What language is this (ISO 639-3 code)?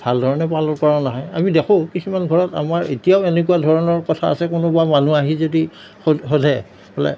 asm